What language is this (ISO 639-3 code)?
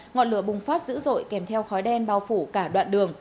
vie